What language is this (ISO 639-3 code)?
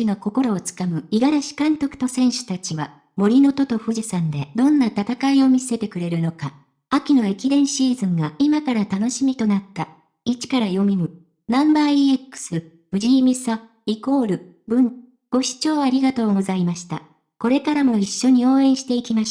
jpn